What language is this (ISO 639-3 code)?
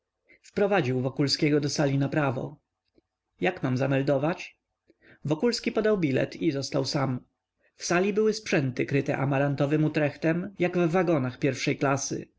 pol